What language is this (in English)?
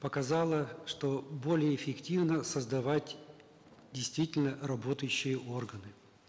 Kazakh